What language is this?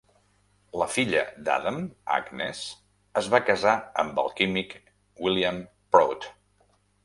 Catalan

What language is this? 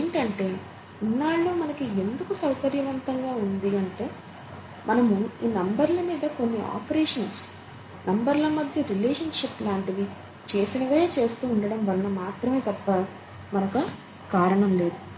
Telugu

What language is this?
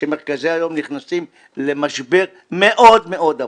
Hebrew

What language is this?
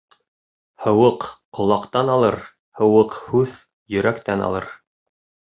Bashkir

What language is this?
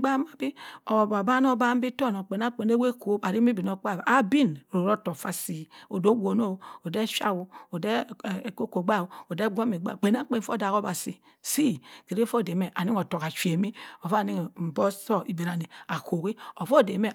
Cross River Mbembe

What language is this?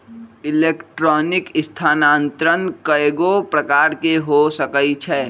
Magahi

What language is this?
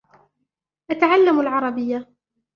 Arabic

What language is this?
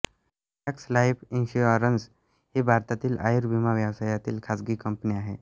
Marathi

